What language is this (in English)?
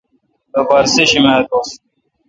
Kalkoti